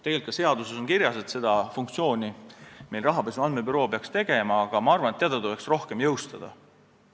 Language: Estonian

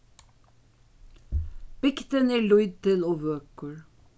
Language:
Faroese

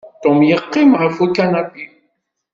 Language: Kabyle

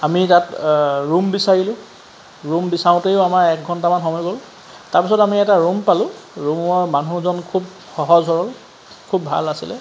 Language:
Assamese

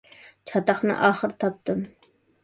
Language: Uyghur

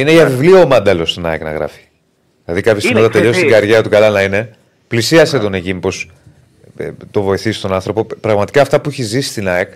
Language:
Greek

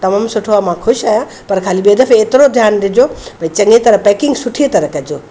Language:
Sindhi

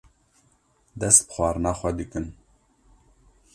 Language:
Kurdish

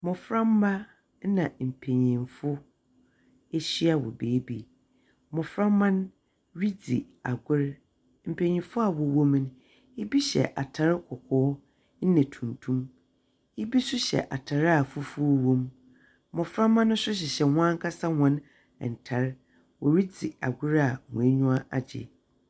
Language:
Akan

